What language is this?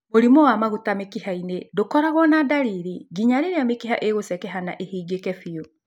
Kikuyu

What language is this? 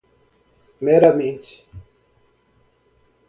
Portuguese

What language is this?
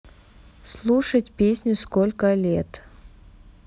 Russian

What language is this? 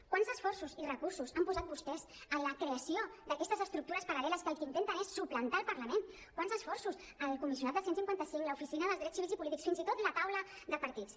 Catalan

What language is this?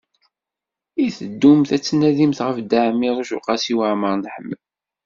Kabyle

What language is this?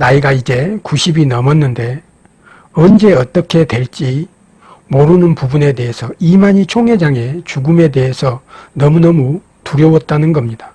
Korean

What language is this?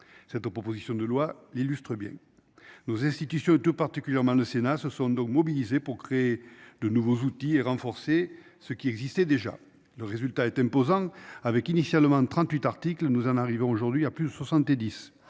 French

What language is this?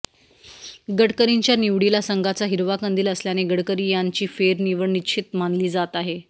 Marathi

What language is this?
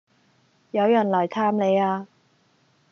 Cantonese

